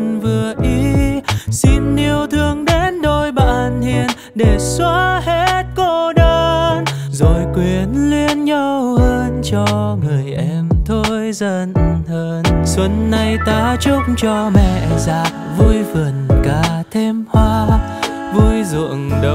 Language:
Vietnamese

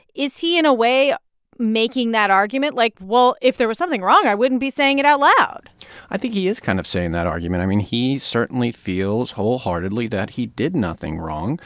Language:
English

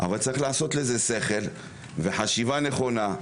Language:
Hebrew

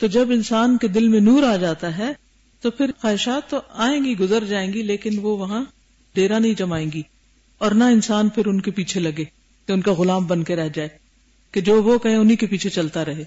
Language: Urdu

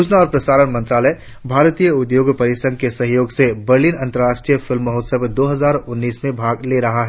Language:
Hindi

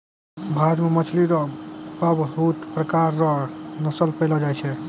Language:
Maithili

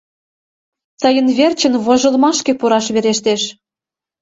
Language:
Mari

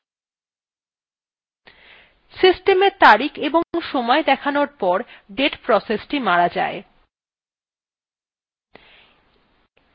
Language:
Bangla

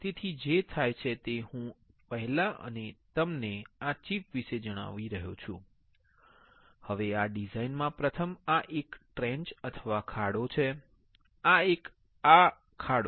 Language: Gujarati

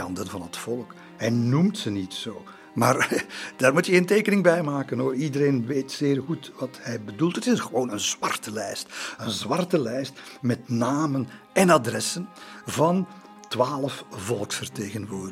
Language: Dutch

